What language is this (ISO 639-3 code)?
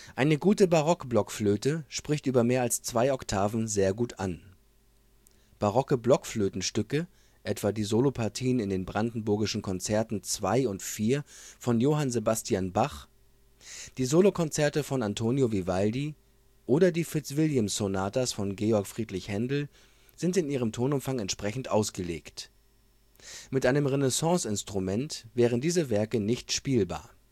deu